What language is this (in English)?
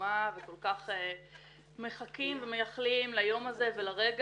Hebrew